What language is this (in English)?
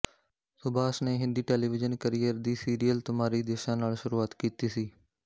Punjabi